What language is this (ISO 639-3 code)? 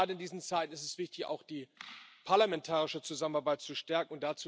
deu